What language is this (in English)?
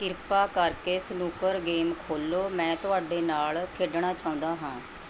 Punjabi